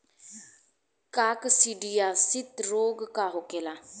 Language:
Bhojpuri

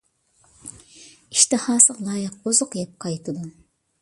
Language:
Uyghur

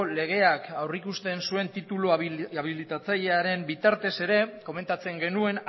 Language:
Basque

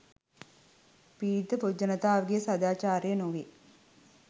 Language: Sinhala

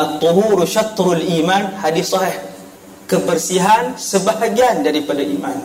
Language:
Malay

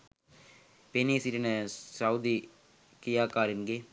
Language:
Sinhala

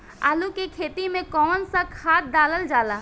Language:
Bhojpuri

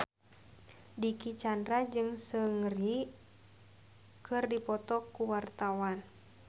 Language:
Sundanese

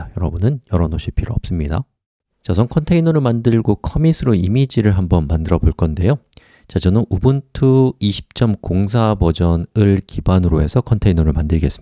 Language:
Korean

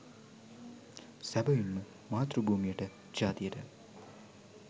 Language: Sinhala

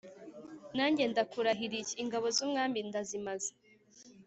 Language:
Kinyarwanda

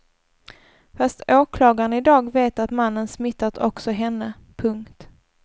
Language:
Swedish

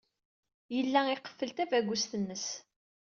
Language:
Kabyle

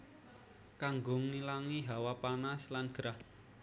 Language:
Javanese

